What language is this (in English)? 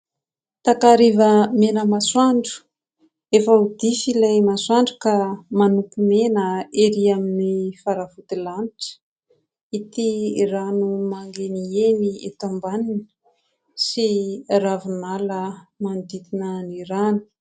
Malagasy